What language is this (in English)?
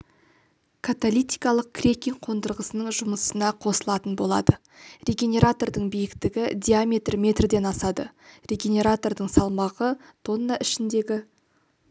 Kazakh